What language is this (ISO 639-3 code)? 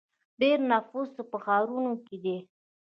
pus